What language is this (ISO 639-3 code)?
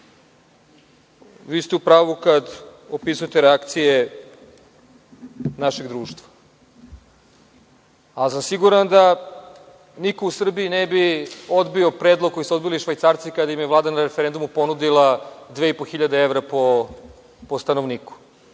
srp